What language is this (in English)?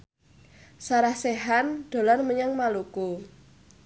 Javanese